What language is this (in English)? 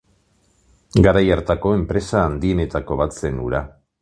Basque